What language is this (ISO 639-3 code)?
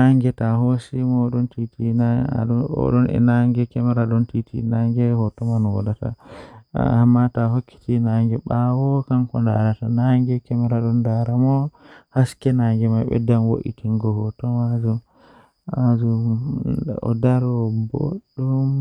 fuh